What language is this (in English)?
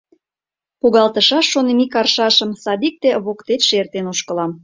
Mari